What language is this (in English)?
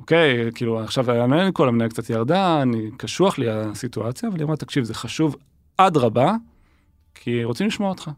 Hebrew